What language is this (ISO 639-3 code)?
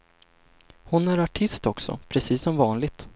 swe